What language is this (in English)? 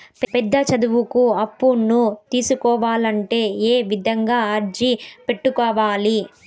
Telugu